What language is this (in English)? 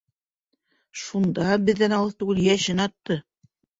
Bashkir